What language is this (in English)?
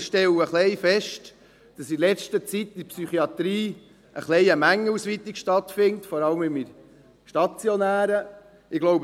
Swiss German